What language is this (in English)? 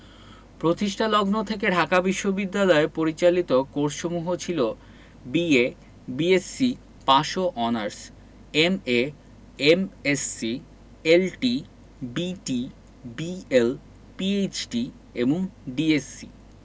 Bangla